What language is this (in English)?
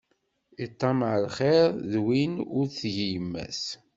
Kabyle